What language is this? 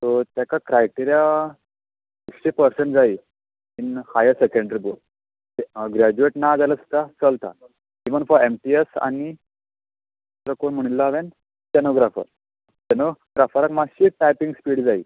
Konkani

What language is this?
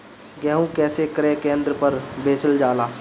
Bhojpuri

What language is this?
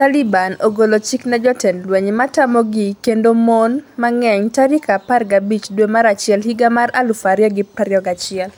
Luo (Kenya and Tanzania)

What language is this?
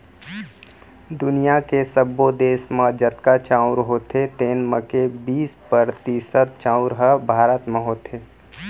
Chhattisgarhi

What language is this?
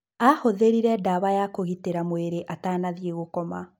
Kikuyu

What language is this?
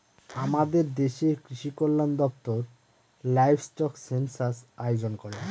Bangla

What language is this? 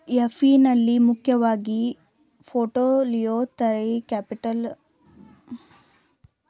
Kannada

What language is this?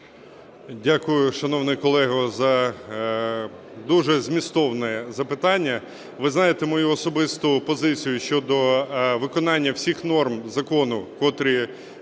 Ukrainian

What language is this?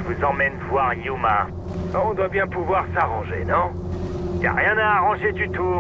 French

